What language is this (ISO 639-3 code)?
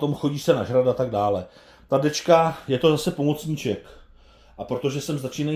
ces